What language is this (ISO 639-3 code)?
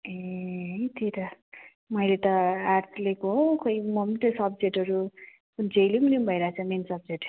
nep